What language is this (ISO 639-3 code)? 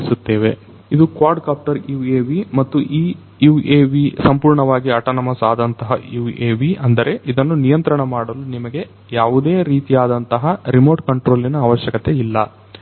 kan